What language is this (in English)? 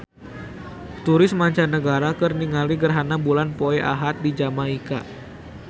Sundanese